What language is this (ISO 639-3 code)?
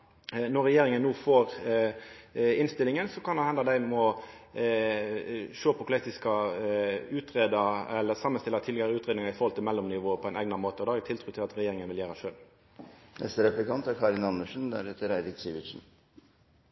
nno